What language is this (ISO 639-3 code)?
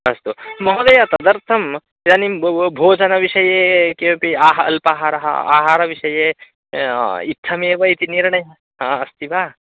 san